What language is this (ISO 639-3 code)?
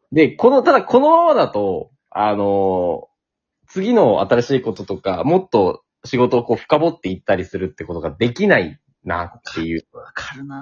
jpn